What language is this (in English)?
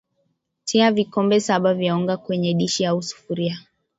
Swahili